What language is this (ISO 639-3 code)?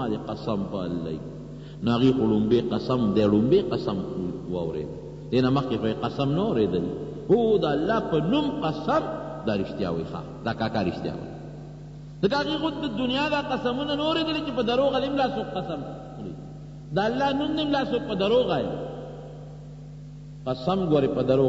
ind